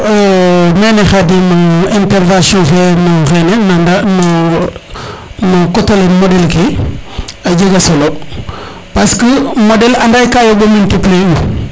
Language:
Serer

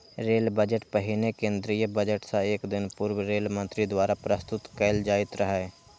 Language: Maithili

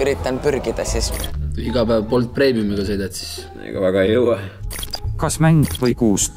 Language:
Finnish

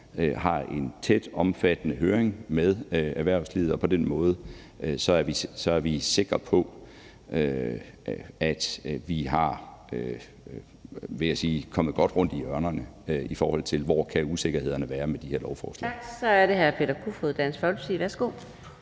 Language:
Danish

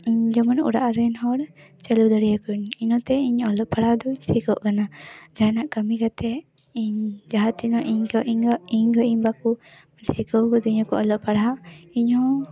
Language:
Santali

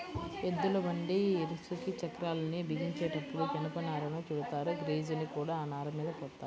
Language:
Telugu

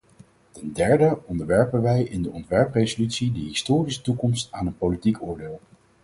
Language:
Dutch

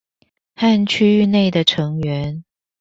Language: Chinese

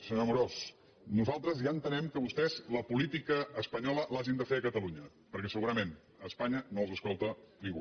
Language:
Catalan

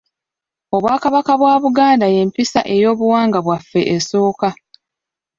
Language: Ganda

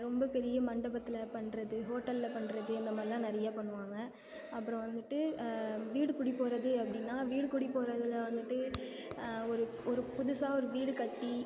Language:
Tamil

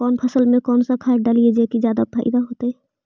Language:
Magahi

